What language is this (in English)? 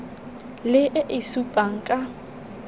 Tswana